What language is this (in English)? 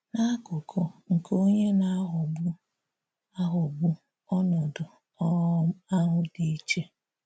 Igbo